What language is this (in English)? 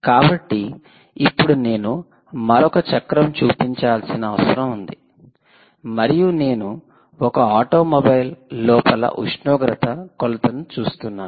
Telugu